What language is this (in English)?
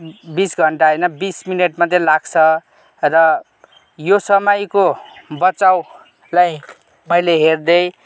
Nepali